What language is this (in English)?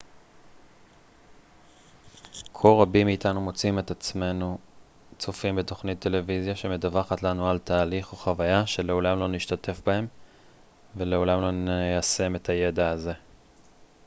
Hebrew